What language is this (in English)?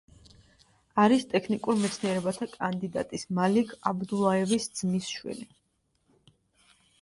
Georgian